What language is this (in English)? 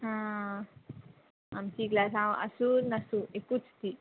Konkani